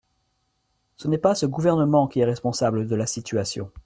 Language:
French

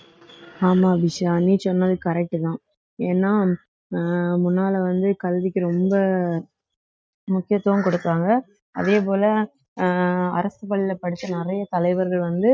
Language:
Tamil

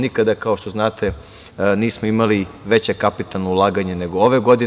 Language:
Serbian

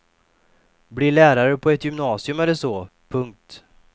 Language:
Swedish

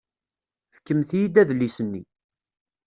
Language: Kabyle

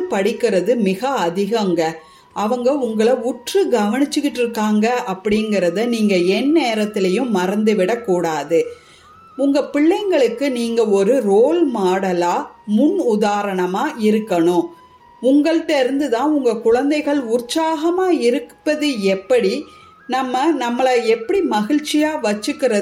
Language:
Tamil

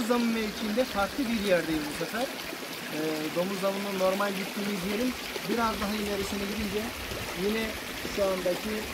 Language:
Turkish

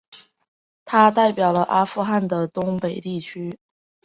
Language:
Chinese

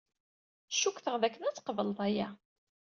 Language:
Kabyle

